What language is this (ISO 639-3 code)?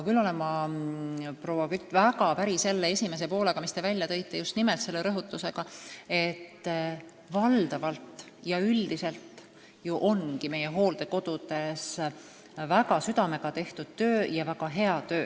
est